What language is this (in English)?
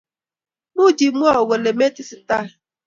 Kalenjin